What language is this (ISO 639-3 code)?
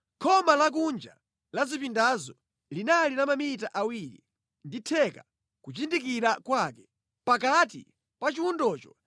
nya